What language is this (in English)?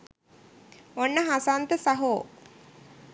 Sinhala